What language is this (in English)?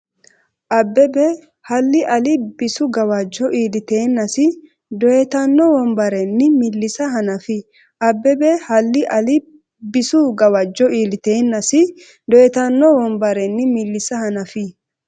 Sidamo